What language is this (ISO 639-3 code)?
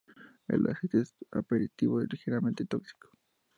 spa